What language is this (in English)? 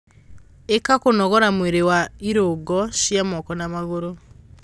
Kikuyu